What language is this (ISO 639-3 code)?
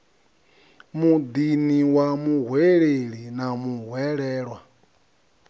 ven